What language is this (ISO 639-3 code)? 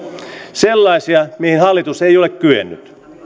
fin